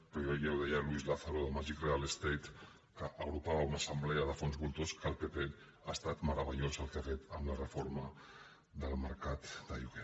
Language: Catalan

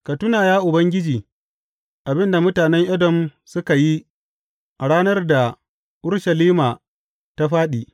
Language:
Hausa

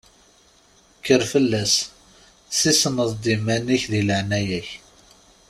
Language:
Kabyle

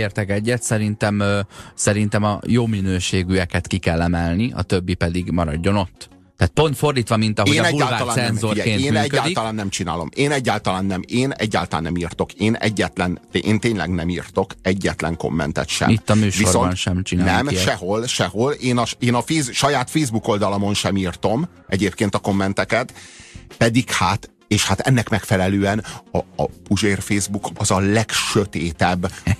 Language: Hungarian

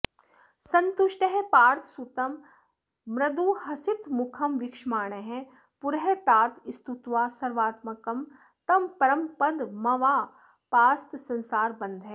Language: Sanskrit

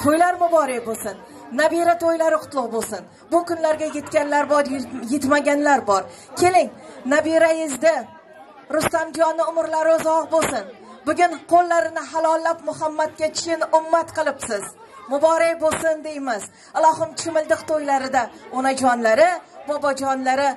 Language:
Turkish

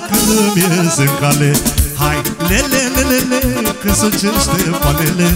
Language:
Romanian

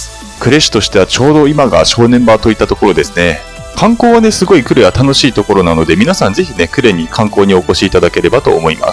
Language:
Japanese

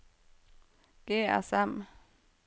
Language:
Norwegian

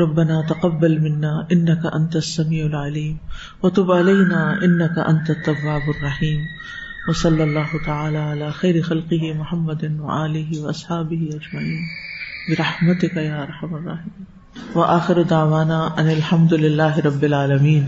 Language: Urdu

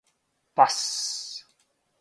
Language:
Serbian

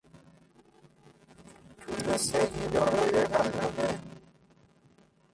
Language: Persian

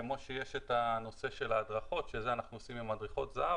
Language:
Hebrew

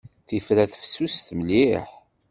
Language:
Kabyle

